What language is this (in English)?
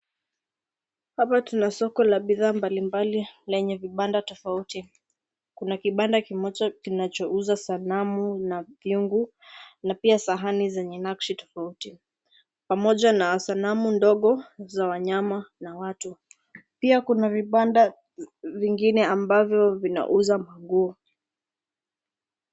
Swahili